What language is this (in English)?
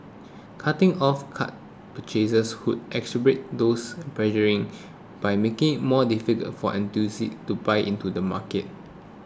English